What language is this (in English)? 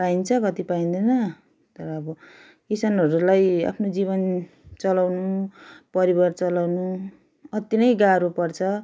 Nepali